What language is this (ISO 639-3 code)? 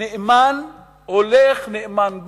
heb